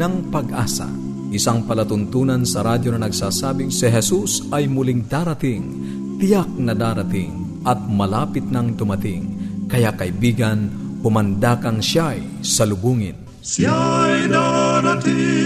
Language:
Filipino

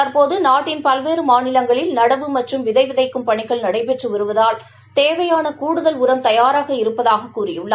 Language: Tamil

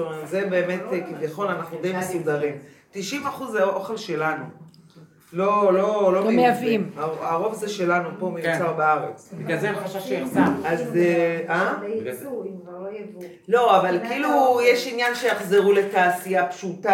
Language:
Hebrew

